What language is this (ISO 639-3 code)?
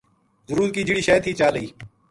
gju